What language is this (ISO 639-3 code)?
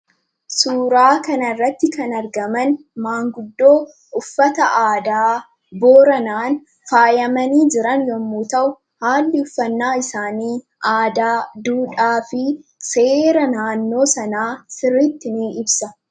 orm